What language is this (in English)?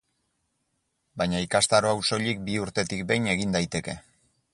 Basque